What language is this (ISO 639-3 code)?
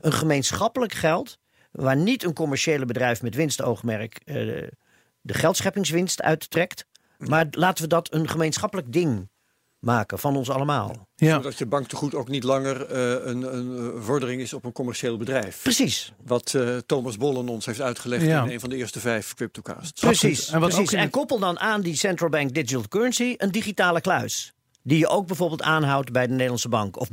nld